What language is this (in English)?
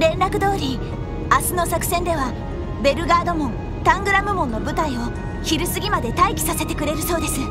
Japanese